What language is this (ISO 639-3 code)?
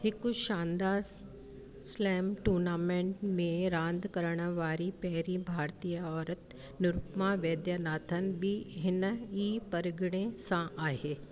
snd